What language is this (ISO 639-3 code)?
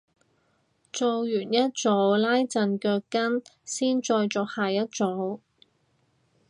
yue